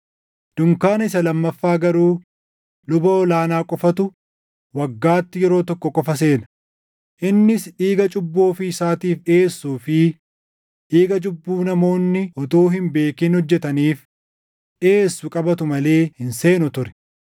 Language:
Oromo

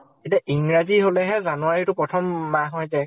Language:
Assamese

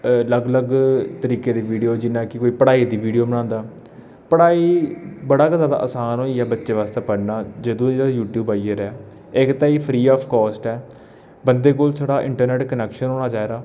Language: Dogri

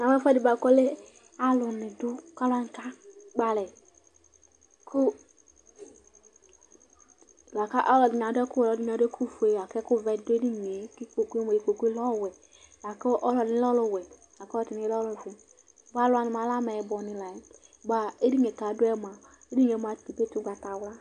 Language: Ikposo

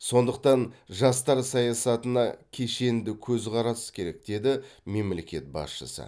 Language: Kazakh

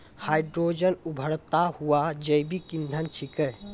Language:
Maithili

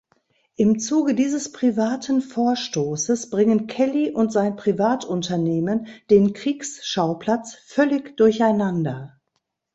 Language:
German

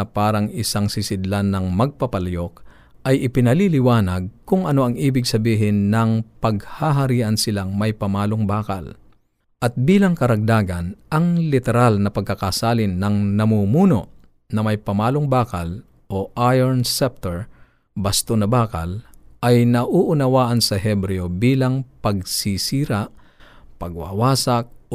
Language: Filipino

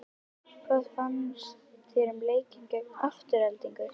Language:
Icelandic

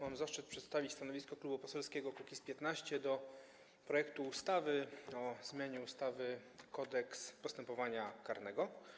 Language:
Polish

